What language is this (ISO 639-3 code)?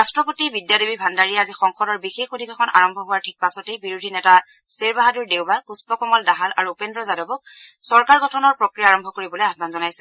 asm